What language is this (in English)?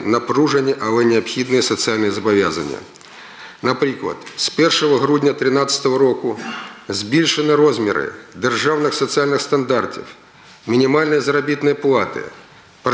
Ukrainian